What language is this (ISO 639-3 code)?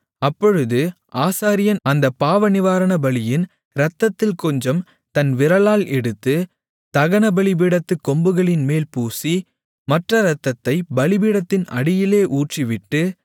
tam